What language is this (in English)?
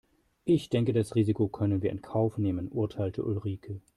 German